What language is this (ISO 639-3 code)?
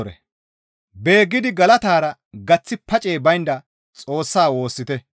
gmv